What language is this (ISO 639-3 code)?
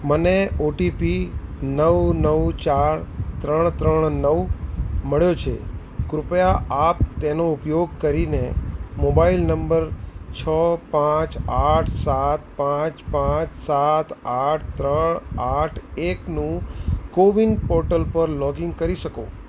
guj